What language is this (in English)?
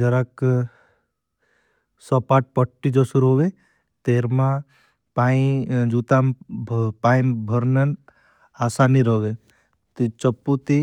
Bhili